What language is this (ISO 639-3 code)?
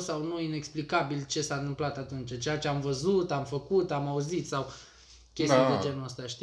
ron